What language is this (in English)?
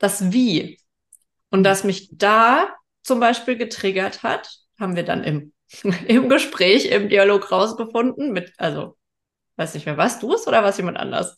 German